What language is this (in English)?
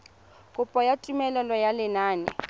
Tswana